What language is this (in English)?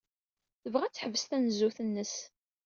Kabyle